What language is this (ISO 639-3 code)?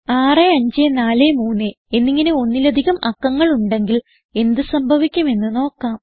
mal